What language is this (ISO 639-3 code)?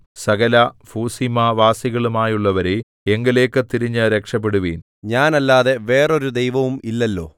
mal